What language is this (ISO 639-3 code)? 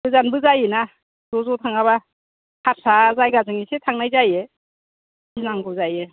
brx